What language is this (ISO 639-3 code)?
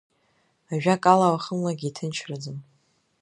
abk